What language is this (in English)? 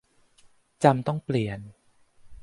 Thai